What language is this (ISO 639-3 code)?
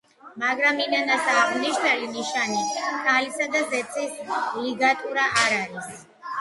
kat